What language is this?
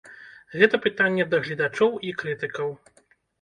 Belarusian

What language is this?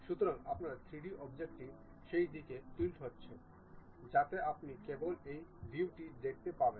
Bangla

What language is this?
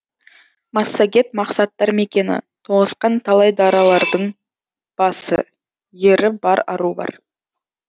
Kazakh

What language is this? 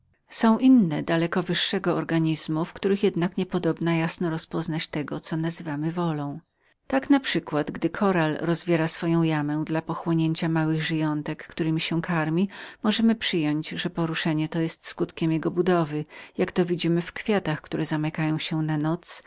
Polish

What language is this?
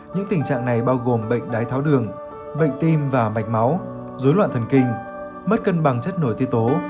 Vietnamese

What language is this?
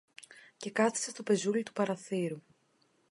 Greek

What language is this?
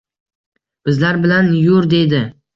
Uzbek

